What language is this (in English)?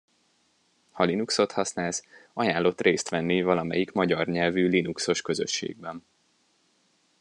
Hungarian